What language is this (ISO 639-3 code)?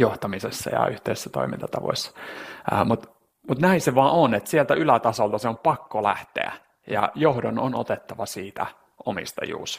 fin